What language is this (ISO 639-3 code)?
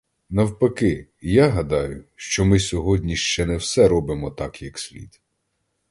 ukr